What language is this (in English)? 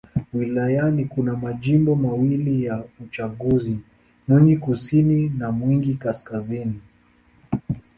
Swahili